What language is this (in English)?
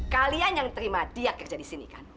Indonesian